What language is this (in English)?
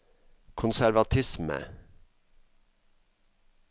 Norwegian